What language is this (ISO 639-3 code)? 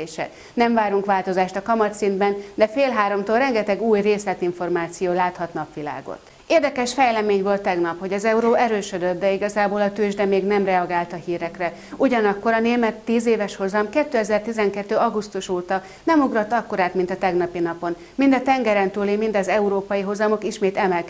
hun